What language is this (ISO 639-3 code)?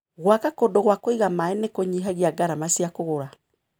kik